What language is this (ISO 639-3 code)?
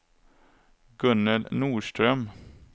swe